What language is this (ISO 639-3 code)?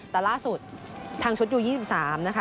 tha